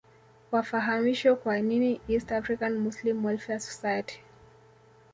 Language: Swahili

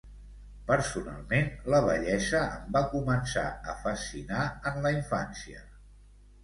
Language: Catalan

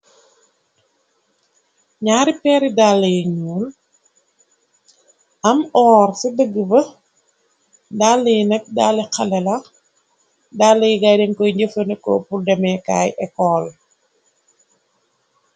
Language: Wolof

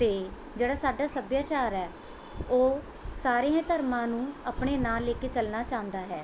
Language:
Punjabi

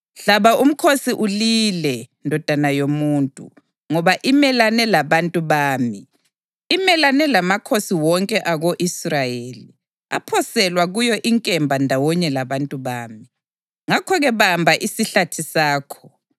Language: North Ndebele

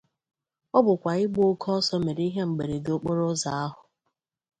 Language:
Igbo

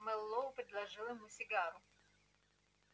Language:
Russian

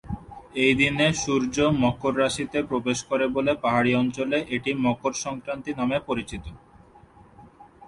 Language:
Bangla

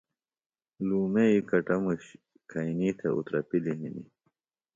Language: Phalura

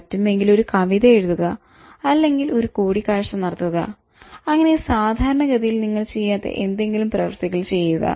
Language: Malayalam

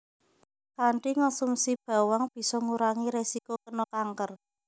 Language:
Javanese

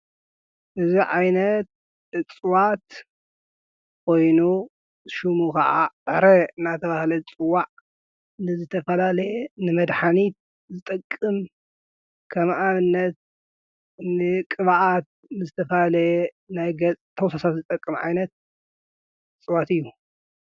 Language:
Tigrinya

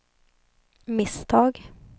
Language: Swedish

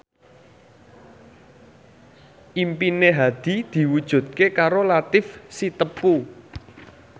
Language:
Javanese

